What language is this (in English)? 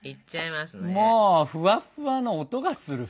Japanese